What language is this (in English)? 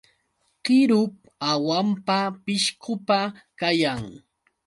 Yauyos Quechua